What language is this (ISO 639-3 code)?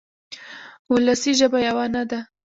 pus